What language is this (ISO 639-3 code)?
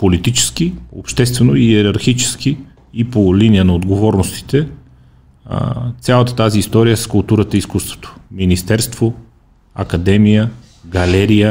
bul